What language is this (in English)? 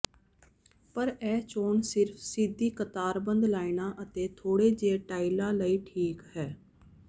Punjabi